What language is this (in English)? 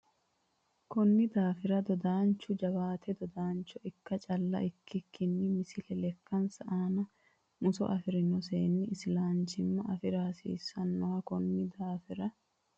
Sidamo